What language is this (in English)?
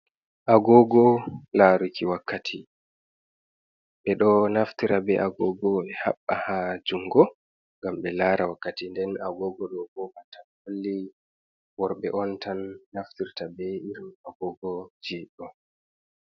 Fula